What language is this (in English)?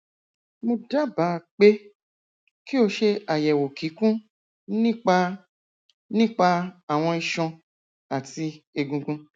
Yoruba